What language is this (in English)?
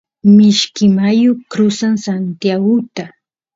Santiago del Estero Quichua